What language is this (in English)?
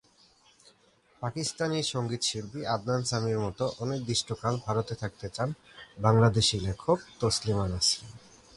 Bangla